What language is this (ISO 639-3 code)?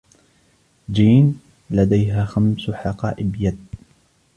ara